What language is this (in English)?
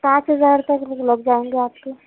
Urdu